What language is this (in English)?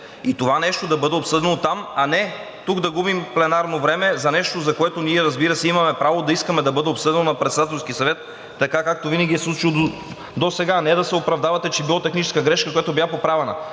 Bulgarian